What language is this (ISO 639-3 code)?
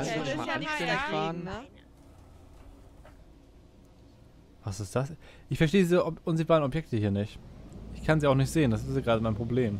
deu